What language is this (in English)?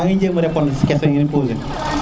Serer